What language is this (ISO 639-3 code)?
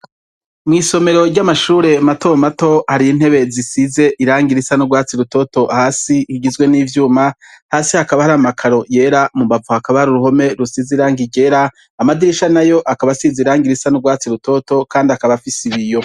run